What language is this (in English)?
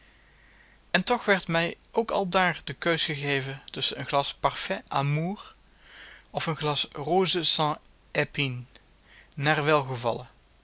Dutch